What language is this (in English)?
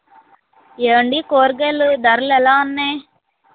Telugu